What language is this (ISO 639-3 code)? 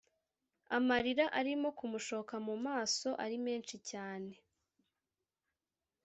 kin